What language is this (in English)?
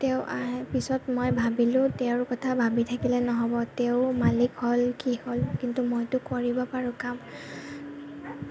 Assamese